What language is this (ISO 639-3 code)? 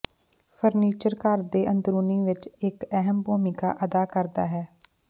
pan